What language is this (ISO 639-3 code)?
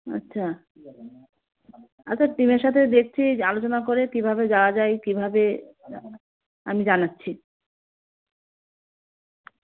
ben